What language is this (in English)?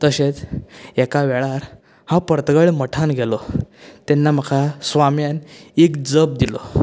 Konkani